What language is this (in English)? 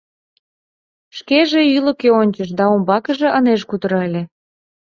Mari